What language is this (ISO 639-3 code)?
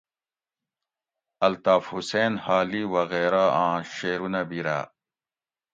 gwc